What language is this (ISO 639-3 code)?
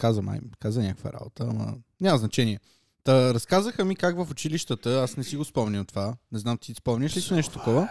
bul